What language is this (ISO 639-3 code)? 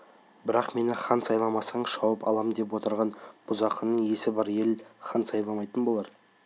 kaz